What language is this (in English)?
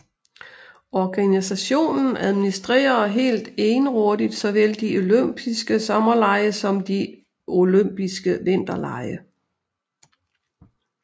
Danish